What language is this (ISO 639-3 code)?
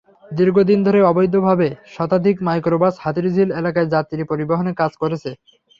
ben